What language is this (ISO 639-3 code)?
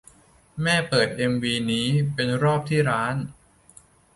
tha